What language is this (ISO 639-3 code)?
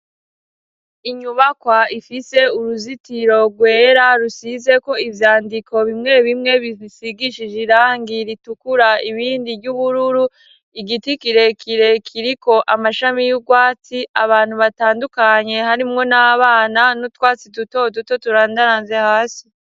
run